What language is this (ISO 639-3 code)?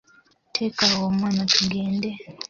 lug